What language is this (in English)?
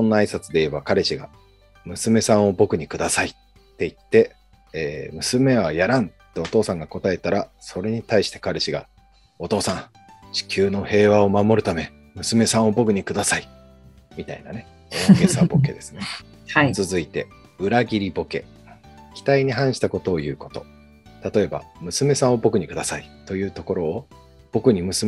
Japanese